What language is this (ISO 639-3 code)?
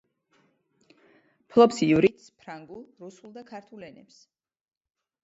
kat